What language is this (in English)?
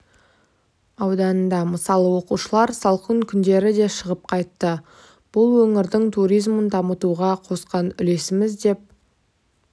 Kazakh